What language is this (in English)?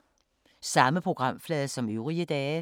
Danish